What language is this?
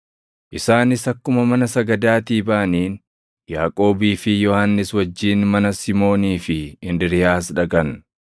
Oromo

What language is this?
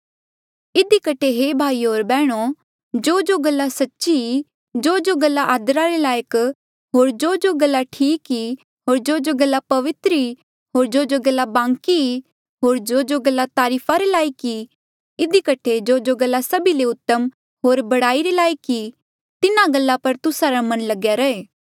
Mandeali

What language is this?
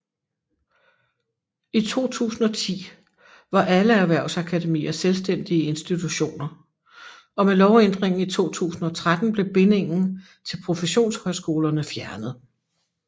Danish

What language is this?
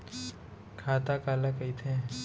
Chhattisgarhi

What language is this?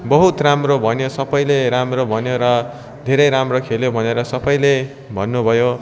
Nepali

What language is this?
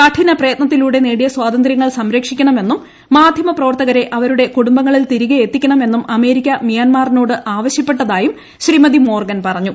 Malayalam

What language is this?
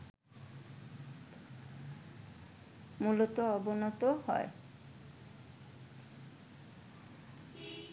Bangla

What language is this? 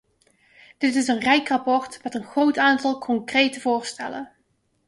Dutch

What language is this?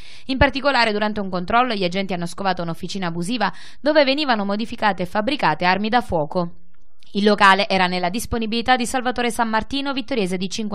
Italian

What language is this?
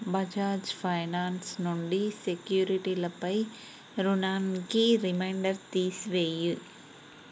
Telugu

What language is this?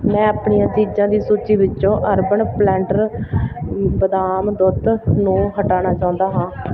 Punjabi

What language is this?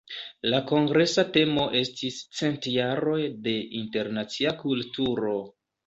Esperanto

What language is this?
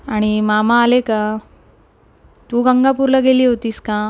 Marathi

